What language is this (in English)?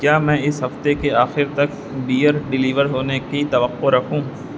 Urdu